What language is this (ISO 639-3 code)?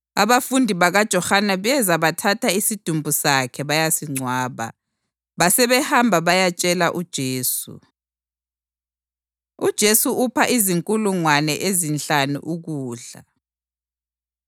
nde